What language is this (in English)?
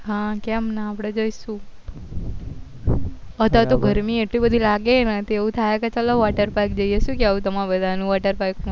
Gujarati